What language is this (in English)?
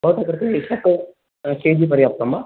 Sanskrit